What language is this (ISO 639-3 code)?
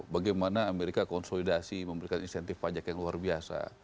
ind